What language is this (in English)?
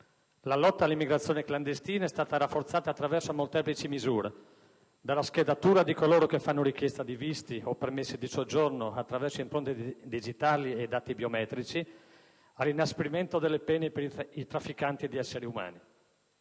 Italian